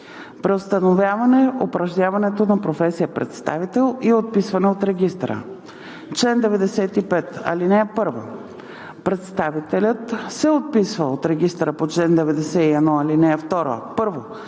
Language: Bulgarian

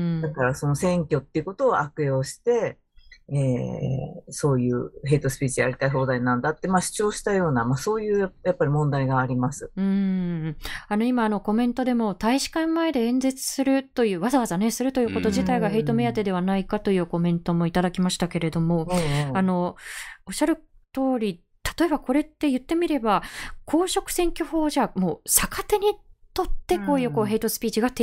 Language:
Japanese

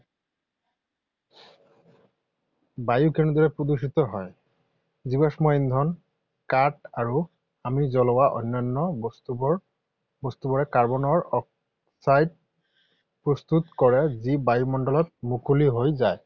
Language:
Assamese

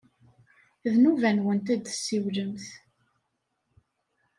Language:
Kabyle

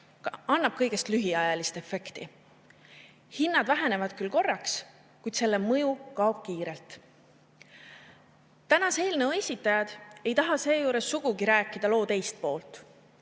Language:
Estonian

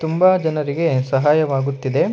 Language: Kannada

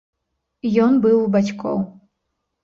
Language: Belarusian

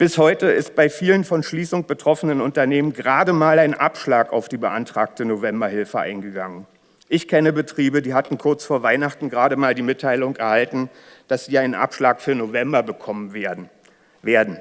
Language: German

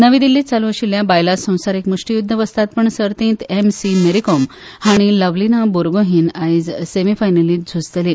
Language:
Konkani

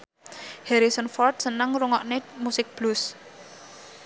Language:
Javanese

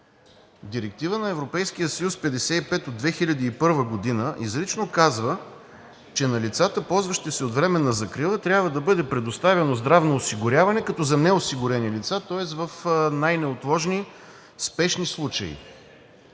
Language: Bulgarian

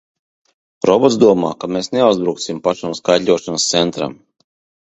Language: Latvian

